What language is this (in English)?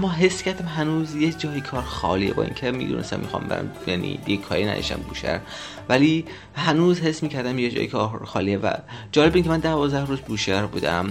Persian